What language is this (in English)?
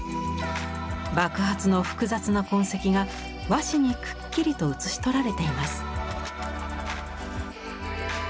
Japanese